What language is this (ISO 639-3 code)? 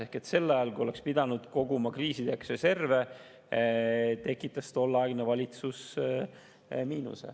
est